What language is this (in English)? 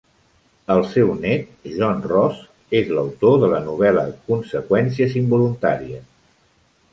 Catalan